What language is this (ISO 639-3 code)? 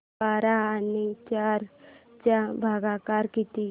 mar